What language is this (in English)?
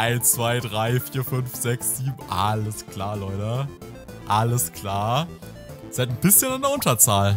German